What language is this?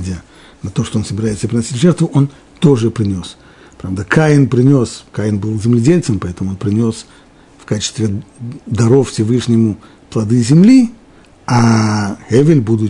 Russian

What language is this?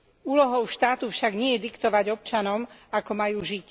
Slovak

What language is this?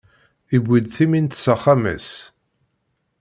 Kabyle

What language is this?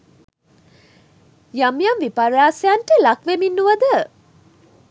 Sinhala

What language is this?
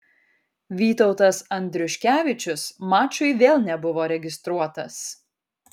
Lithuanian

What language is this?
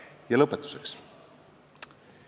Estonian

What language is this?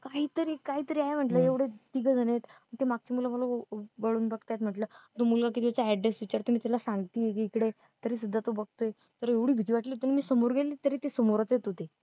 Marathi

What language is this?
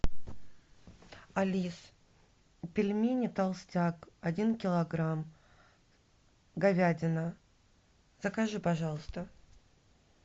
Russian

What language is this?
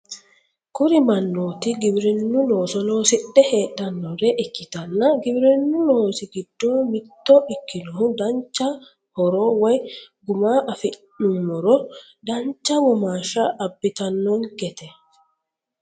Sidamo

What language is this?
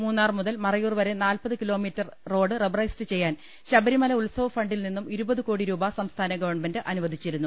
Malayalam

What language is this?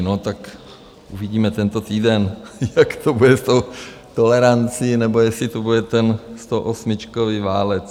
Czech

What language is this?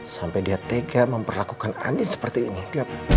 Indonesian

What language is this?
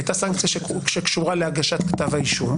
Hebrew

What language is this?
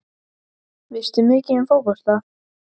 Icelandic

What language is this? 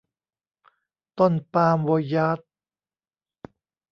Thai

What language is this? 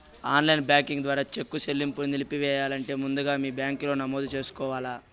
Telugu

